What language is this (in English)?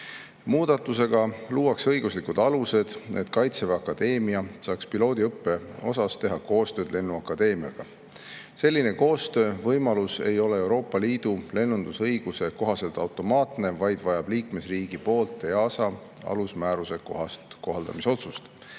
Estonian